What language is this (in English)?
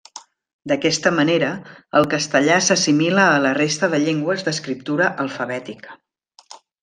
Catalan